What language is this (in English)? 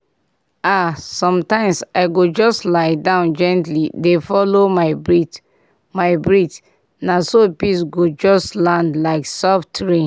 Nigerian Pidgin